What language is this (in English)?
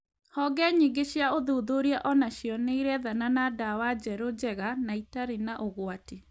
Kikuyu